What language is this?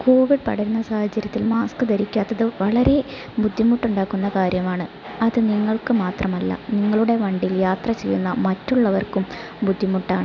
Malayalam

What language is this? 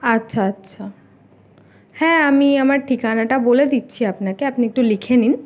Bangla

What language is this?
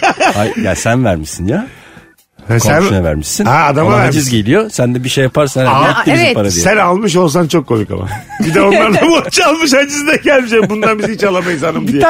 Turkish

